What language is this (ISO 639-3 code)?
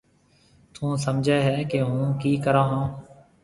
mve